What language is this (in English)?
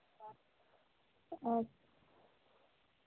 Dogri